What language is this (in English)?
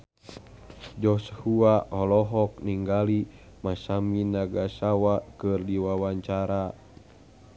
Sundanese